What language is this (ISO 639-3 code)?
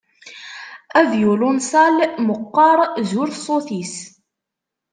kab